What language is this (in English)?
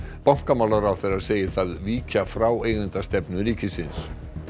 Icelandic